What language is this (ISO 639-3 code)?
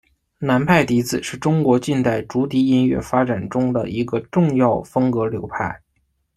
zho